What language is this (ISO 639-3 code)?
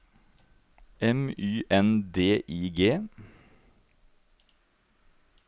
nor